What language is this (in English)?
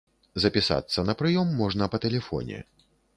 Belarusian